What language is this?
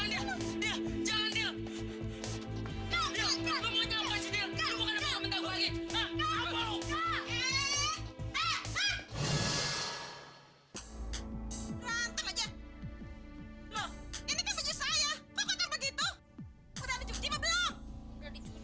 Indonesian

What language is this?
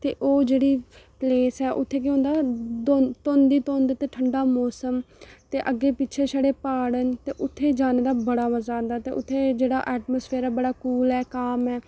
Dogri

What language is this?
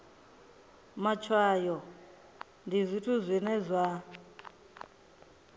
Venda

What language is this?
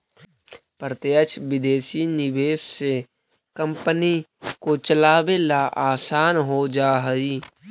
Magahi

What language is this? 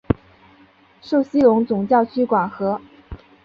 Chinese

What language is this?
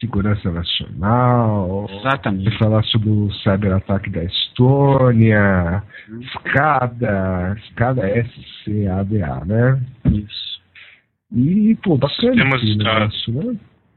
Portuguese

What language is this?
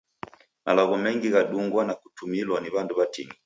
Taita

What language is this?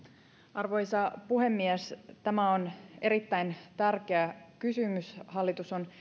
Finnish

